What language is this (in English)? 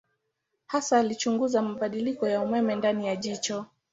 Swahili